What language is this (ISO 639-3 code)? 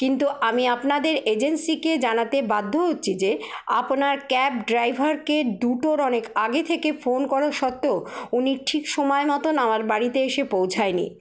ben